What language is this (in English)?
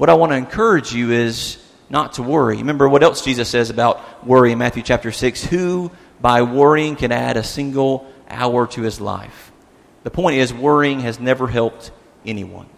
English